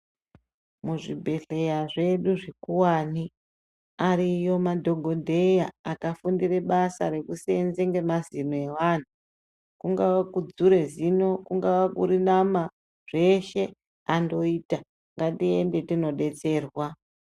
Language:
Ndau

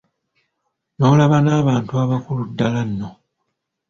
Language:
Ganda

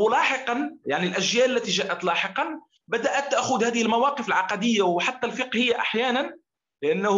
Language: Arabic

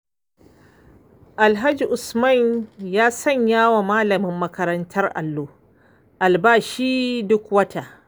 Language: Hausa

